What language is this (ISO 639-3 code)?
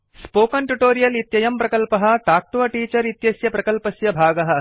san